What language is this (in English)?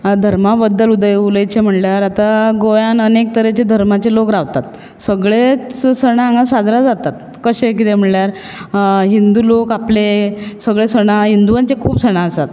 Konkani